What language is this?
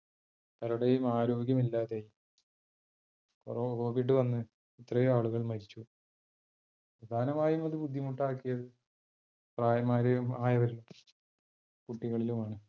Malayalam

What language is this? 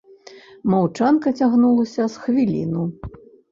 Belarusian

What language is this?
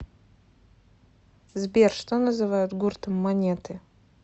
Russian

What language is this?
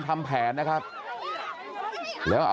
Thai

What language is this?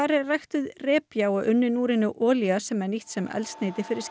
Icelandic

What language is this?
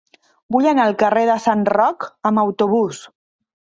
Catalan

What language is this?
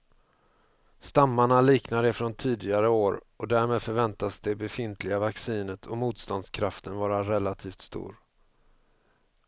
Swedish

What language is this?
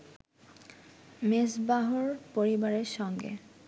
Bangla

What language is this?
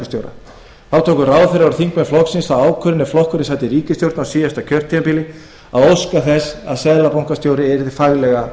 Icelandic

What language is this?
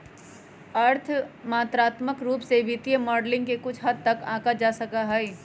Magahi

